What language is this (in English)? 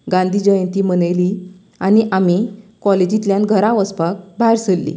Konkani